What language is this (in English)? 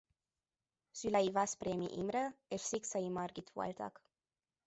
Hungarian